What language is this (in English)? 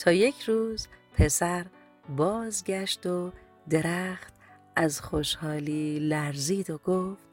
Persian